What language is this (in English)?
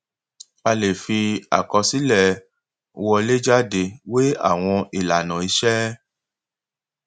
Yoruba